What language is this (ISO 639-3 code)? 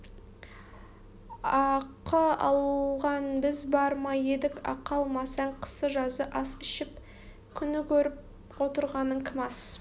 kaz